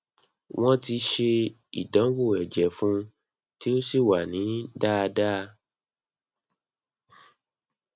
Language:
Yoruba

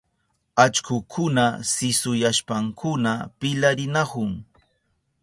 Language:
Southern Pastaza Quechua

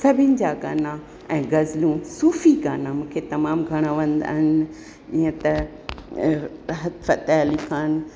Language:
Sindhi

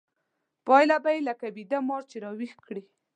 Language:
Pashto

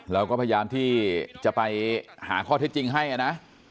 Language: Thai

